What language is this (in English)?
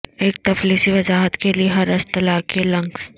Urdu